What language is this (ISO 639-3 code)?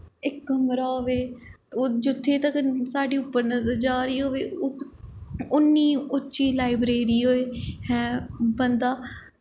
doi